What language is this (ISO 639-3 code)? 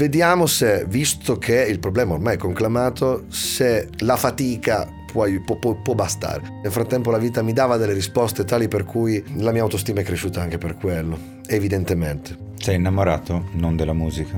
ita